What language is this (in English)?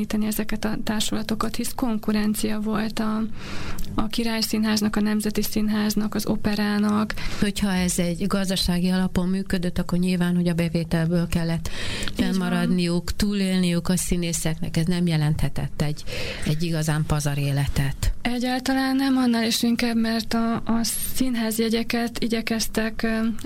Hungarian